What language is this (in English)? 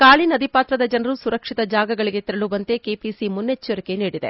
Kannada